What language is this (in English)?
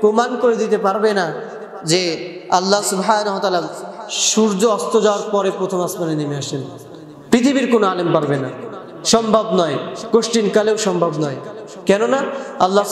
Arabic